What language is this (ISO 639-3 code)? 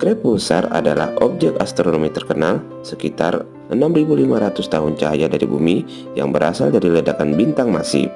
ind